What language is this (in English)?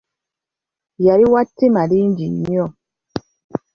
Ganda